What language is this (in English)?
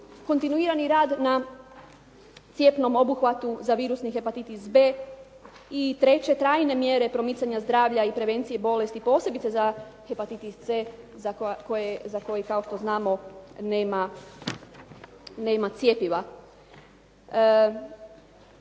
Croatian